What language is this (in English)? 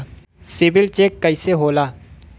Bhojpuri